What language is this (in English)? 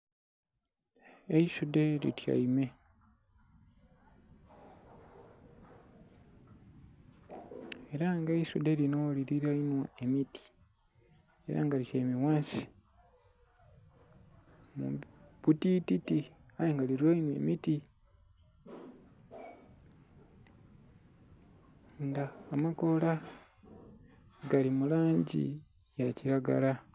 Soga